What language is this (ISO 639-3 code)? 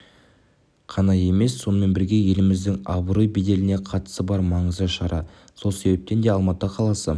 kaz